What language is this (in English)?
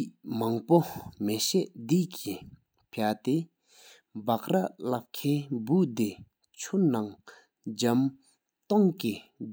Sikkimese